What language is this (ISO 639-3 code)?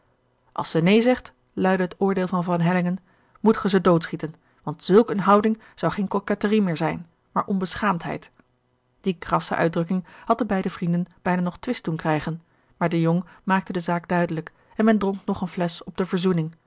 nld